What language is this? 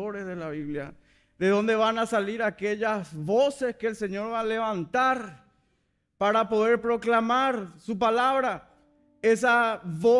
Spanish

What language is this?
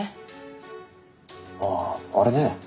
Japanese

